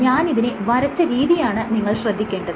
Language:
Malayalam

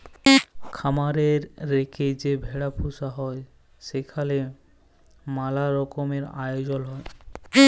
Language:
Bangla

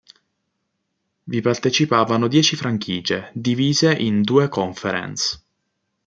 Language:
Italian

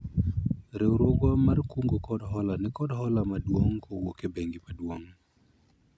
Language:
Luo (Kenya and Tanzania)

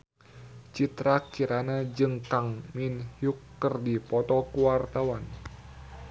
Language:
Sundanese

